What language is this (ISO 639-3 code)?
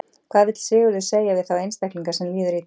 isl